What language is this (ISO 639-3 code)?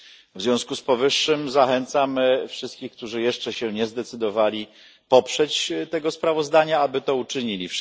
pol